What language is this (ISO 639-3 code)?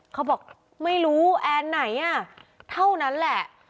tha